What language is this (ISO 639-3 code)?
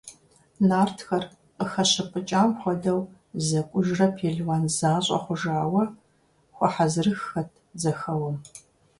kbd